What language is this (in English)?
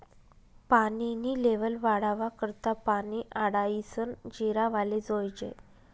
Marathi